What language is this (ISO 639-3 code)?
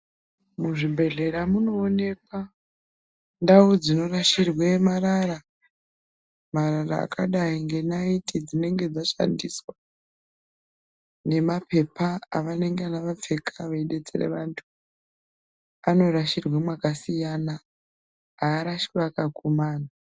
ndc